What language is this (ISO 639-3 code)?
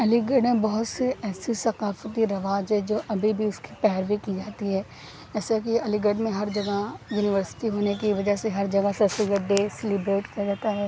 urd